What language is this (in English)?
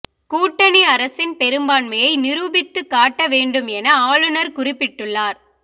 Tamil